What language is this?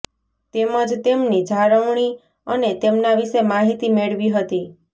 Gujarati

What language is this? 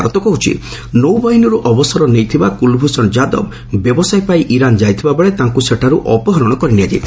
Odia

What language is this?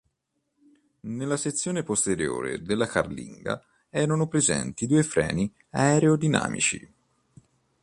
Italian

